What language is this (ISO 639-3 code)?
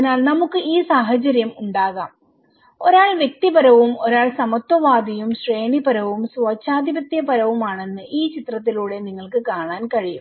mal